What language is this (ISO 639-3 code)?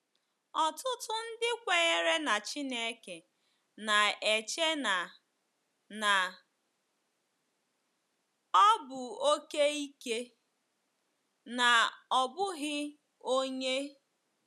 ibo